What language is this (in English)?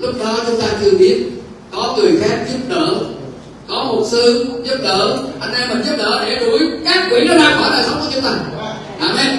Vietnamese